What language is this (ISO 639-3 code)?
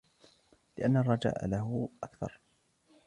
ara